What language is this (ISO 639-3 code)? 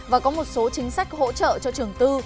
vie